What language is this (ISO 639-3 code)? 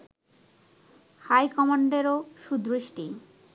ben